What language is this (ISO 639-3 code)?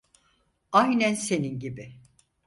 tur